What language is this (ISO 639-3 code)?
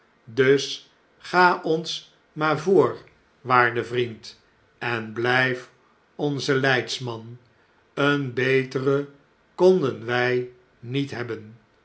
nld